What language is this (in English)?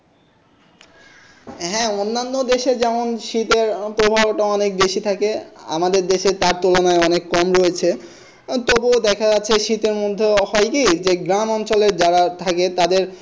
Bangla